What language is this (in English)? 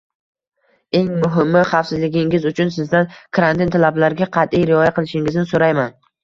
Uzbek